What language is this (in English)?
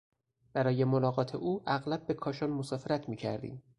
Persian